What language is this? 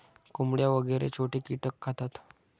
Marathi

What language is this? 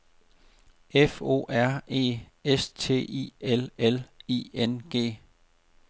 Danish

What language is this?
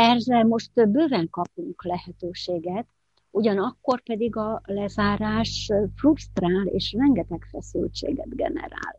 Hungarian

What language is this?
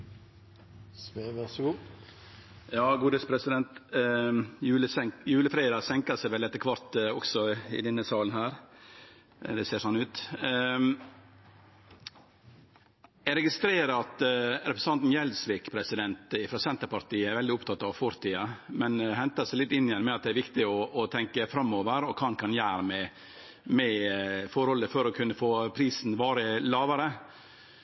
Norwegian Nynorsk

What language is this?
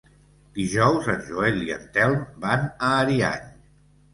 Catalan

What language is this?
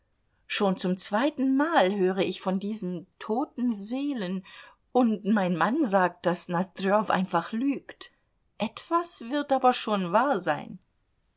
German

